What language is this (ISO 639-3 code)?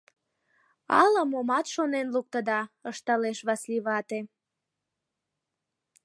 chm